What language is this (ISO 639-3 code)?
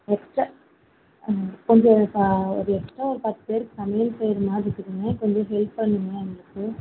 tam